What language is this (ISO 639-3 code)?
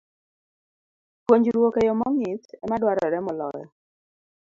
luo